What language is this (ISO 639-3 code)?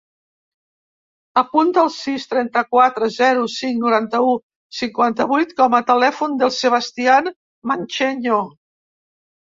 cat